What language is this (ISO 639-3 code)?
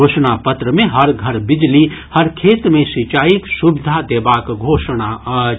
mai